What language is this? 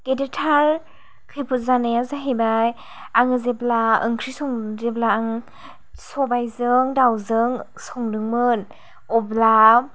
Bodo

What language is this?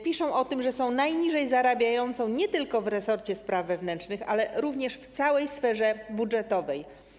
Polish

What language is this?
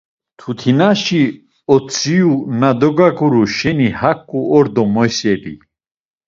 Laz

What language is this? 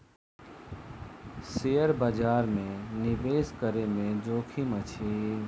Maithili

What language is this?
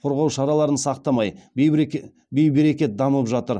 Kazakh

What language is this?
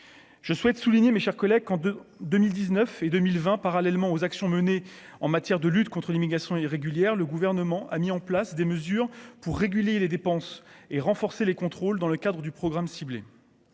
French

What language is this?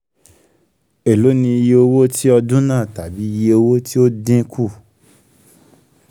Yoruba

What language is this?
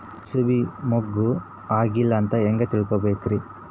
Kannada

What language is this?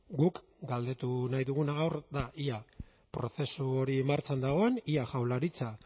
Basque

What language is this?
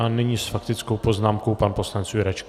Czech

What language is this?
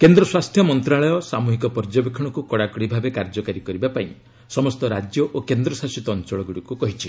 Odia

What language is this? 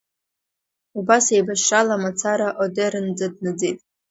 Abkhazian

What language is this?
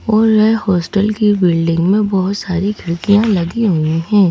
Hindi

